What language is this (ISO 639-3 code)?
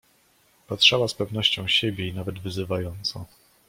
pol